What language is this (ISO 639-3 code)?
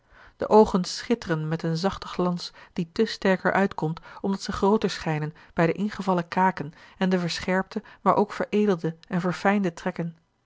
nld